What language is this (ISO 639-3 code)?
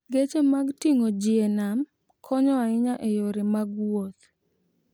luo